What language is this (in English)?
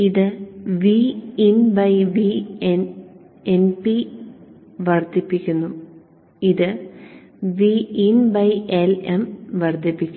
Malayalam